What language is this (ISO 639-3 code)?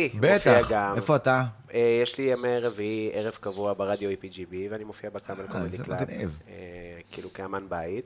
heb